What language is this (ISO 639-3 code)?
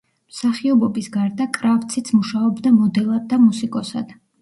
kat